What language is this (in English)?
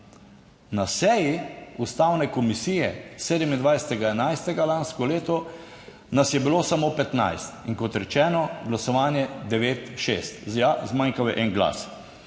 Slovenian